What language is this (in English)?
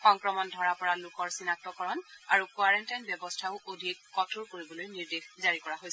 Assamese